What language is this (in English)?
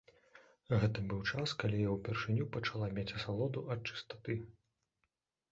Belarusian